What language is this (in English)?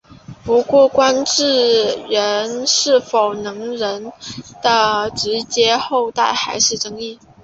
Chinese